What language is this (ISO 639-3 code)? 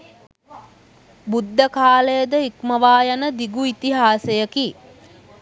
sin